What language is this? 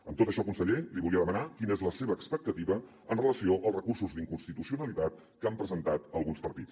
Catalan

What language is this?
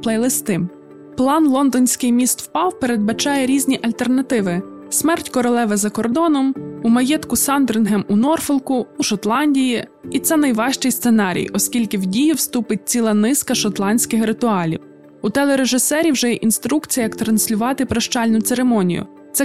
Ukrainian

